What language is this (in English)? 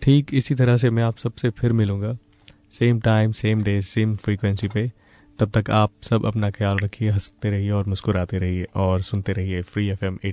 Hindi